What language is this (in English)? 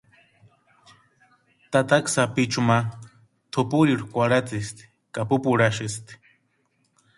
Western Highland Purepecha